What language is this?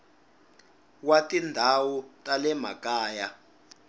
Tsonga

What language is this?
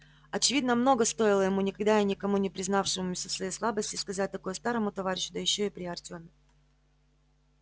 Russian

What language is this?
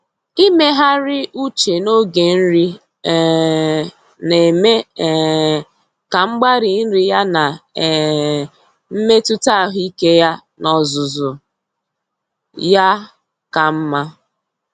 Igbo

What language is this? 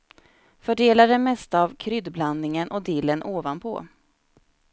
Swedish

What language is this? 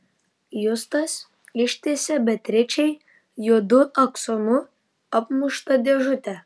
Lithuanian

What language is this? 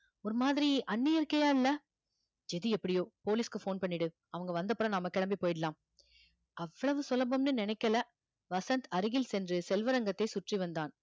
Tamil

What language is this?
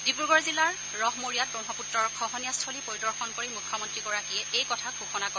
Assamese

